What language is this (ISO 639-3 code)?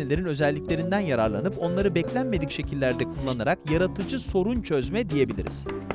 tur